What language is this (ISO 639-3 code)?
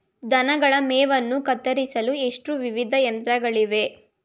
kan